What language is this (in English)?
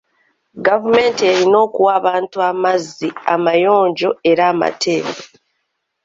Ganda